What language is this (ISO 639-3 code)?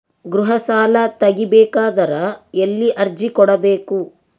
kan